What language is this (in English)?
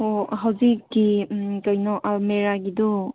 Manipuri